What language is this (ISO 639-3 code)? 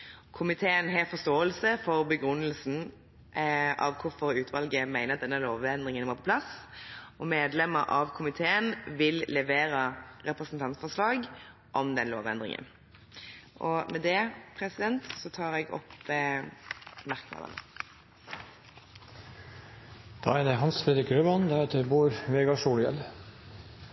nob